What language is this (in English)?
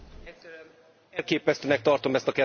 Hungarian